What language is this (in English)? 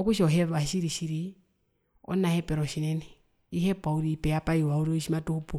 Herero